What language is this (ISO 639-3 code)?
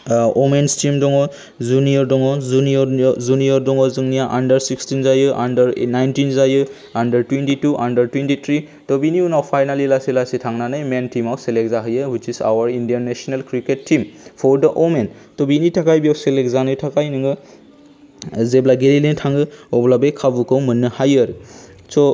brx